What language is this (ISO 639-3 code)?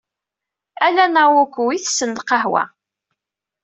kab